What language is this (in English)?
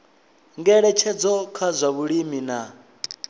Venda